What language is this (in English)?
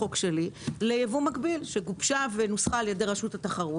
Hebrew